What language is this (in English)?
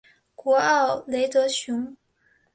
Chinese